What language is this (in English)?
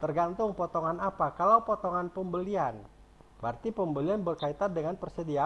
Indonesian